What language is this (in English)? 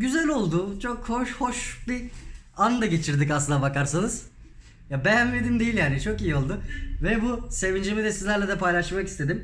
Turkish